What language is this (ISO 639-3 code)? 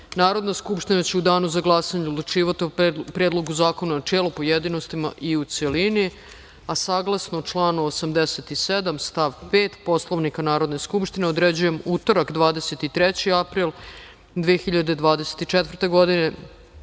srp